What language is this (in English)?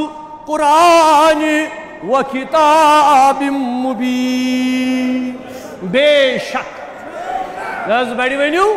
Arabic